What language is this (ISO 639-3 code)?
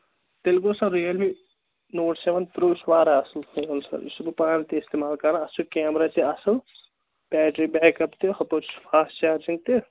kas